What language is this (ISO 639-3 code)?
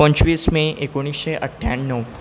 kok